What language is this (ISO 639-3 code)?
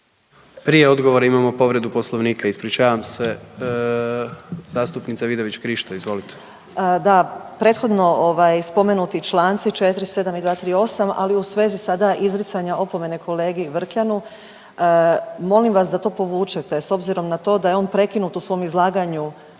hrv